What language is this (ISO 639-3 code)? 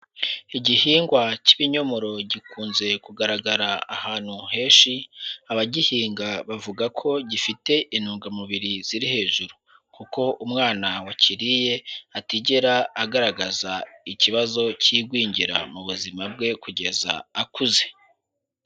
kin